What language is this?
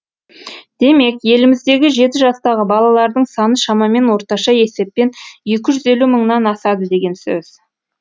Kazakh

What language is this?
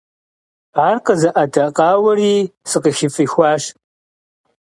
Kabardian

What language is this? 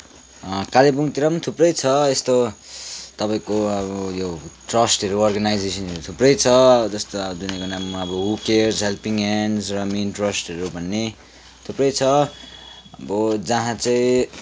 Nepali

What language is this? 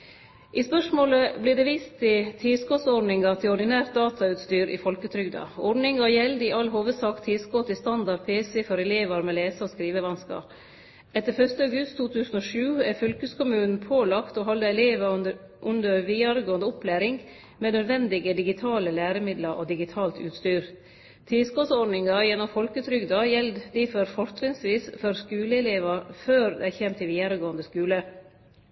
Norwegian Nynorsk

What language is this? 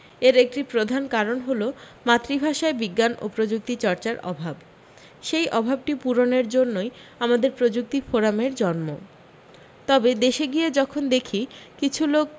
Bangla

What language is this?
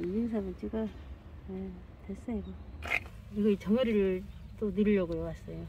Korean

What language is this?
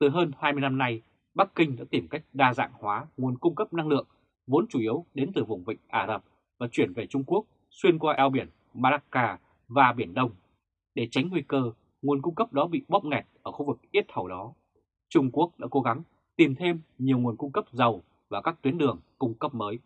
Vietnamese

